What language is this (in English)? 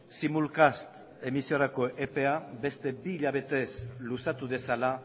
Basque